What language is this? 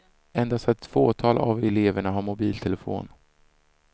Swedish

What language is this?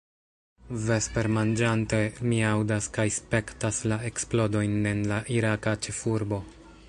Esperanto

